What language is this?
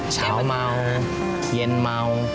Thai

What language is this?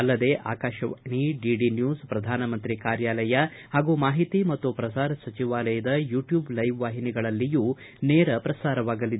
Kannada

